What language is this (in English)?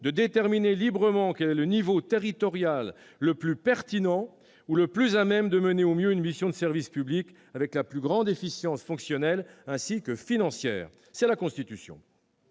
French